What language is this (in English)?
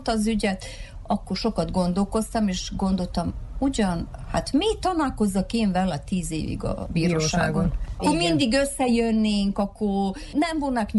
Hungarian